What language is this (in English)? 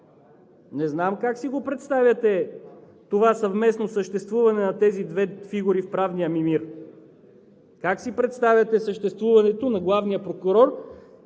Bulgarian